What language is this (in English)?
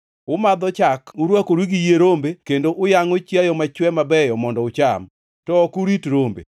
Luo (Kenya and Tanzania)